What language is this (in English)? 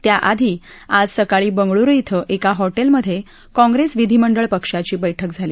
Marathi